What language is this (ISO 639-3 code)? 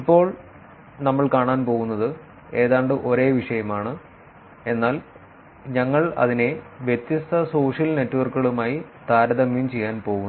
mal